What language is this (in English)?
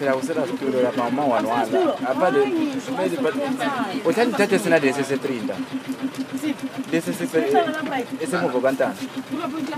Danish